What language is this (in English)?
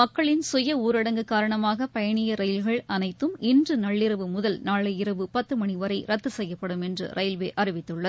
Tamil